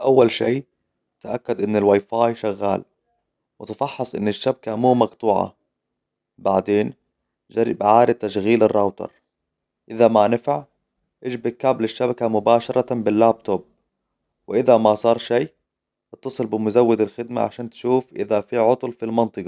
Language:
Hijazi Arabic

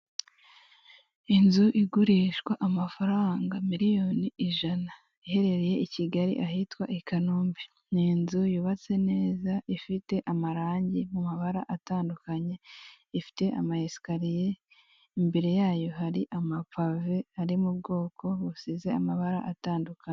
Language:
Kinyarwanda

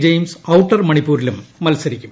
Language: Malayalam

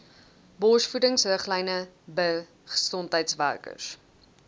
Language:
Afrikaans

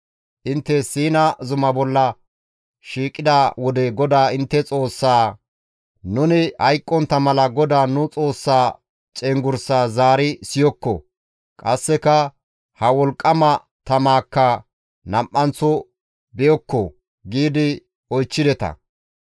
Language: Gamo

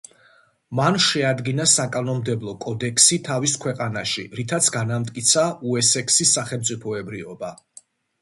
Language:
Georgian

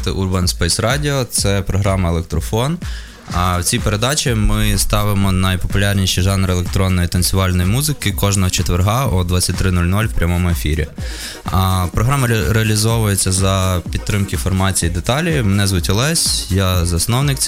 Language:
Ukrainian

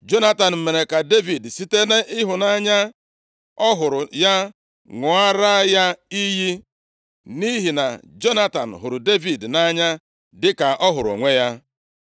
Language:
Igbo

